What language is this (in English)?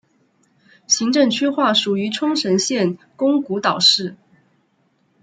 Chinese